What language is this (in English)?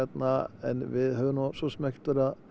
Icelandic